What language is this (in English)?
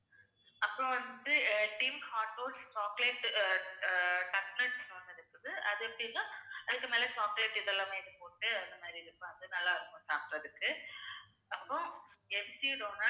Tamil